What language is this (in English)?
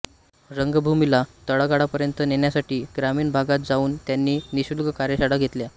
Marathi